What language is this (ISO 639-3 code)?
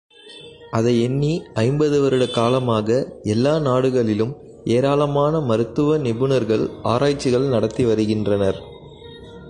tam